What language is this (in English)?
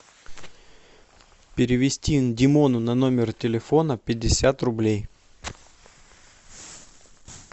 Russian